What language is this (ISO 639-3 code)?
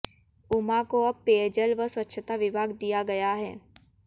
hin